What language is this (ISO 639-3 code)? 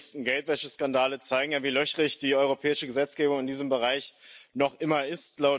deu